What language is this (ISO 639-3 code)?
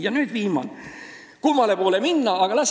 est